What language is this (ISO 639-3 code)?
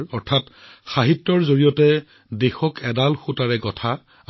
asm